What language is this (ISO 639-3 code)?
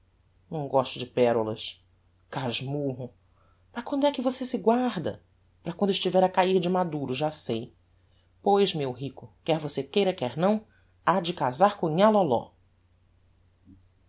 por